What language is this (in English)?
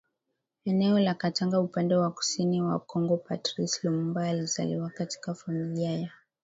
Swahili